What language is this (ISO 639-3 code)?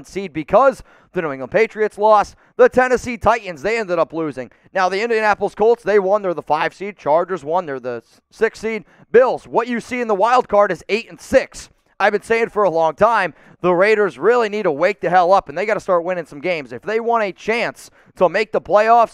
eng